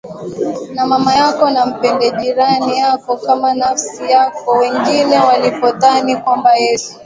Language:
Swahili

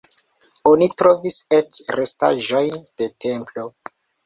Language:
Esperanto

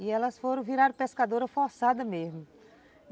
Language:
Portuguese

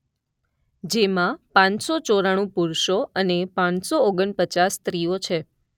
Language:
Gujarati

